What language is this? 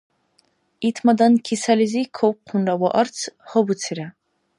Dargwa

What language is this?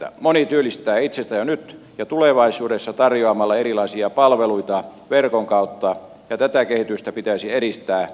Finnish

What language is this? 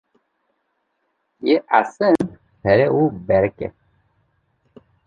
Kurdish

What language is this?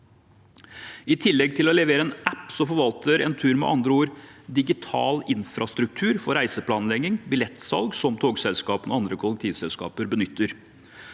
Norwegian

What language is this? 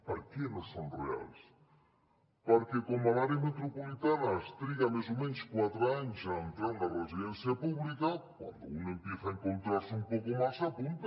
Catalan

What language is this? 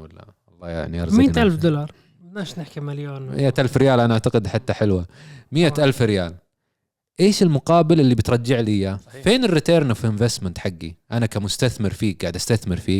Arabic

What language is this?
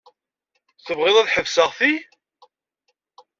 Kabyle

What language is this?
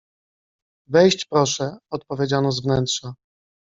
Polish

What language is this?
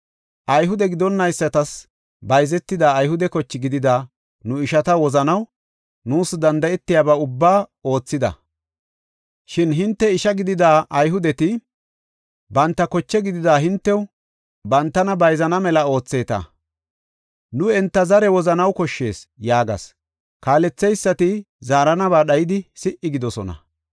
Gofa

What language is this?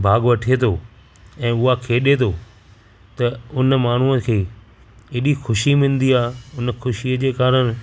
Sindhi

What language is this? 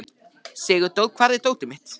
Icelandic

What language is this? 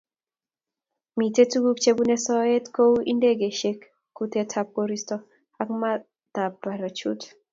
Kalenjin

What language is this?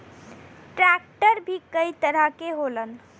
Bhojpuri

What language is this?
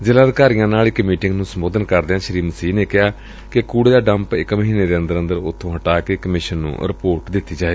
Punjabi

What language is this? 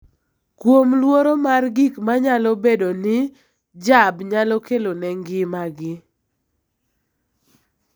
Luo (Kenya and Tanzania)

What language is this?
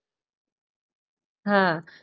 Gujarati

